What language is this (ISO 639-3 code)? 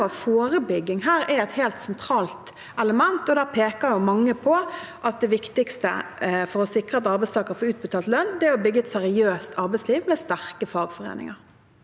nor